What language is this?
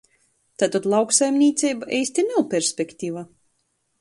Latgalian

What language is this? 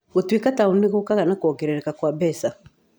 Kikuyu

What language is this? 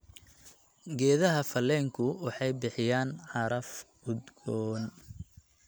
Somali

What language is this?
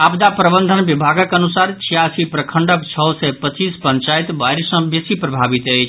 Maithili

